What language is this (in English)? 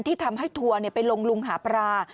Thai